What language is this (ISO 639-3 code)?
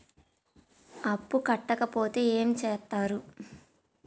tel